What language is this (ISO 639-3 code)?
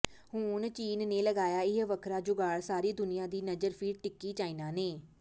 pan